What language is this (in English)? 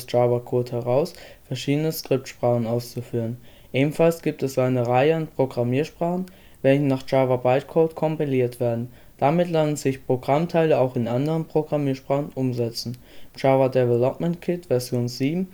German